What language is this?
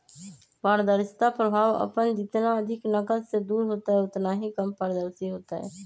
Magahi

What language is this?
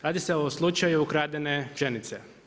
Croatian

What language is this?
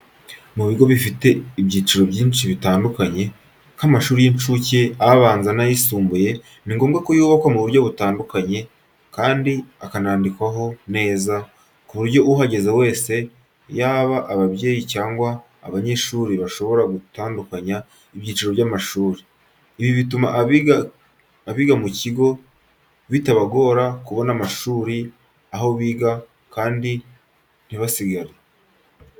Kinyarwanda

